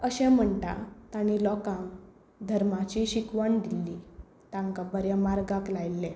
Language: Konkani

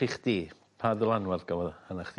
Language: Welsh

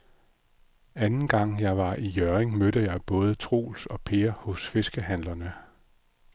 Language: Danish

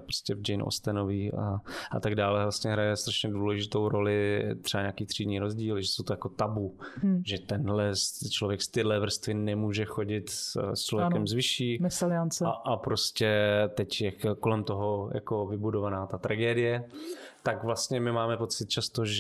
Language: Czech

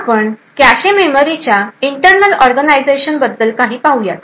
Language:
Marathi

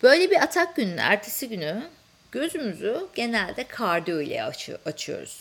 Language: Turkish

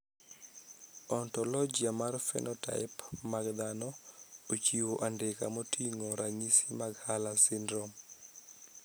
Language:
Luo (Kenya and Tanzania)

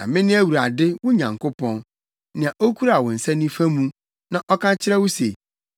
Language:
Akan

